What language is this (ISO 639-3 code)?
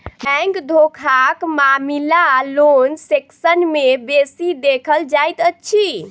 mai